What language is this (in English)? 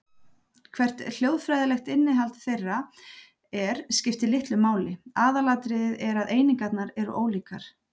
Icelandic